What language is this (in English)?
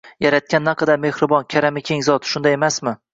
Uzbek